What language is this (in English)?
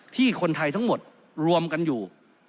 Thai